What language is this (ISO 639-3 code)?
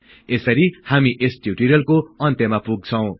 nep